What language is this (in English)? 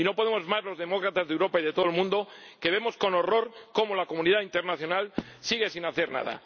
Spanish